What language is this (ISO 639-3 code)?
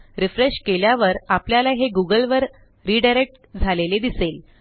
mar